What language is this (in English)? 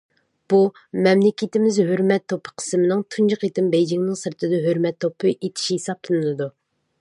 Uyghur